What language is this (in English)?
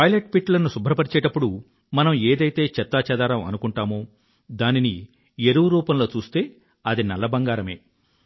Telugu